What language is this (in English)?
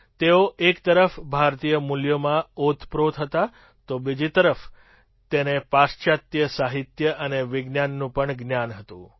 Gujarati